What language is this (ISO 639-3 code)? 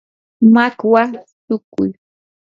qur